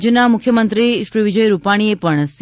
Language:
Gujarati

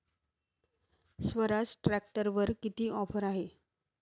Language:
Marathi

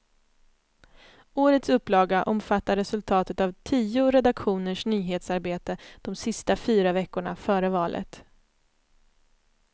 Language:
Swedish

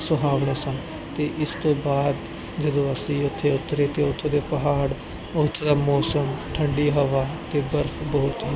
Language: Punjabi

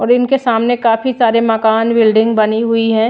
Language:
Hindi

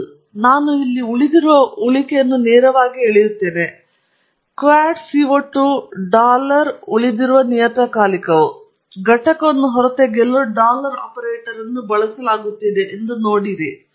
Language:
Kannada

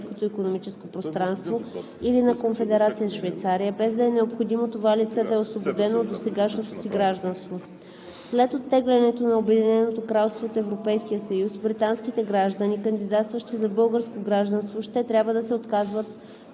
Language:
Bulgarian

